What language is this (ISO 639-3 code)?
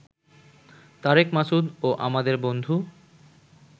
ben